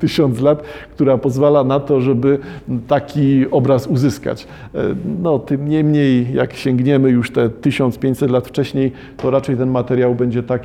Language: Polish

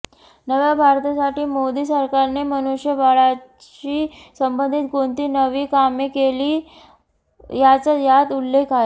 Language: Marathi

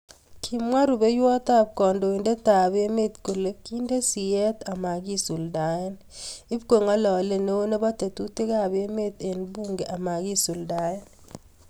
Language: Kalenjin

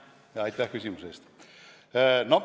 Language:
Estonian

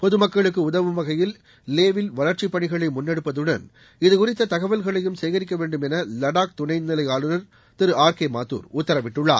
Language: Tamil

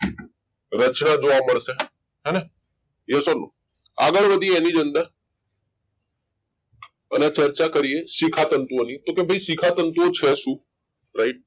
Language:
Gujarati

